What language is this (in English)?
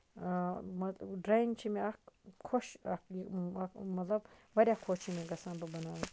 Kashmiri